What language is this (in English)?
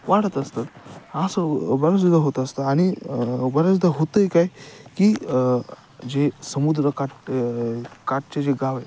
Marathi